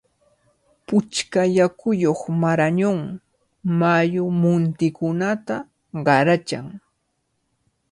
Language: Cajatambo North Lima Quechua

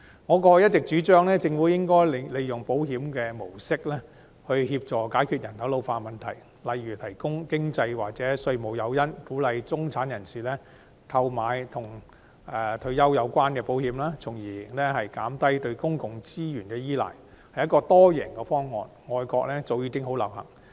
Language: Cantonese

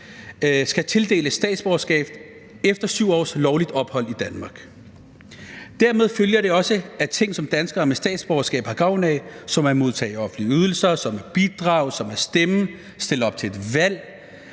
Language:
Danish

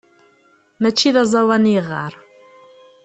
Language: Kabyle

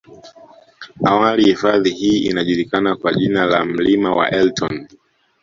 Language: Swahili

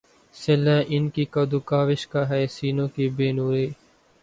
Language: Urdu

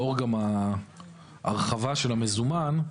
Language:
Hebrew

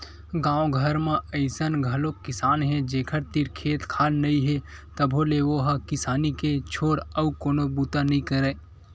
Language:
Chhattisgarhi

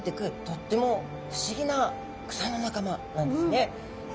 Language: Japanese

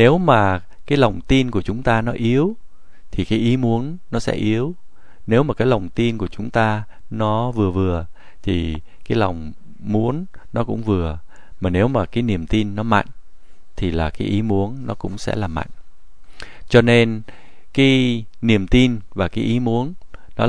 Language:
Vietnamese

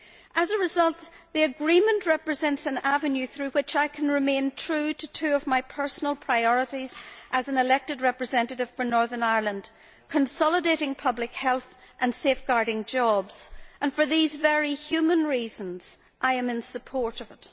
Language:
English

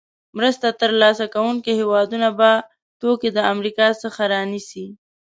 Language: Pashto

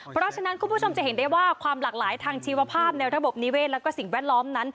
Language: Thai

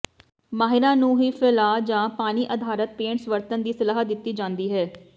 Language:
Punjabi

